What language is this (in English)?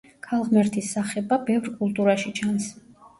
Georgian